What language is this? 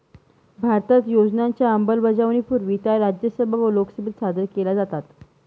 Marathi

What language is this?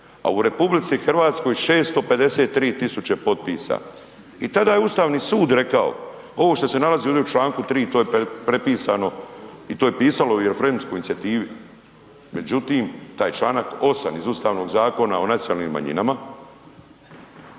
Croatian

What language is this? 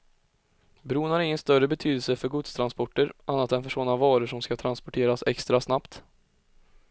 Swedish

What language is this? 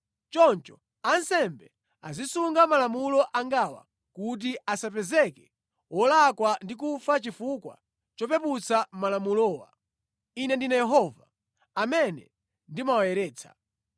Nyanja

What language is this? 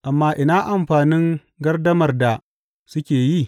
Hausa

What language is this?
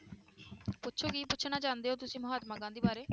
Punjabi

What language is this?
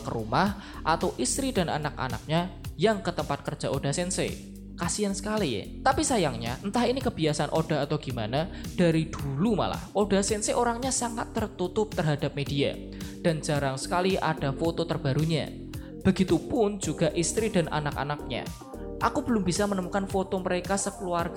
Indonesian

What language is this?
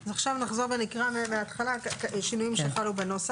Hebrew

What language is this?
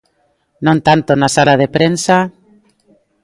Galician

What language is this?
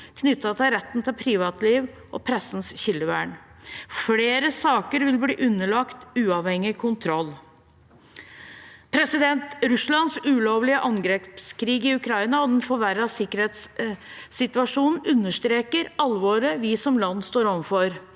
Norwegian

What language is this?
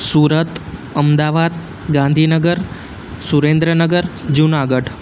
Gujarati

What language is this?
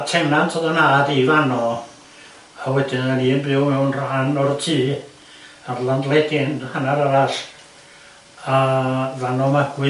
Welsh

